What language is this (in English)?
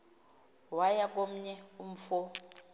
Xhosa